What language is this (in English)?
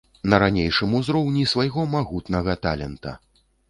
Belarusian